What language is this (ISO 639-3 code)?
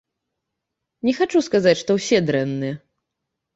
bel